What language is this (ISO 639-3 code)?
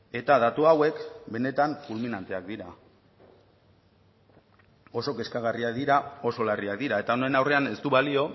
eus